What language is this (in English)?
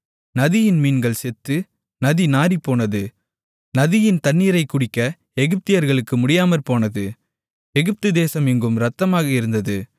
Tamil